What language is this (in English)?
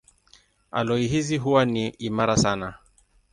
Swahili